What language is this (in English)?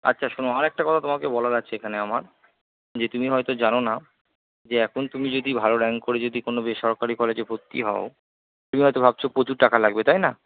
Bangla